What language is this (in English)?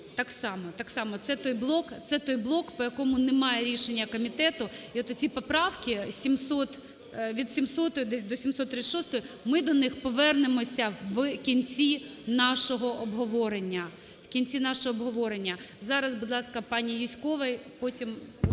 Ukrainian